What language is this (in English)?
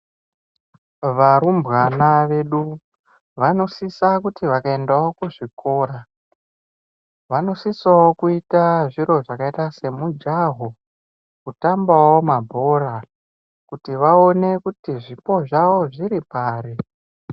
Ndau